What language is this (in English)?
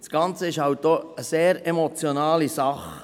Swiss German